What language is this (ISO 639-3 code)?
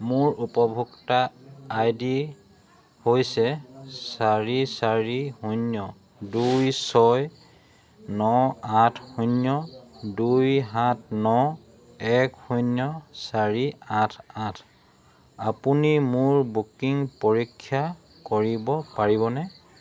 asm